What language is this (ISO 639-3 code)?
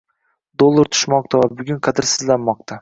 uzb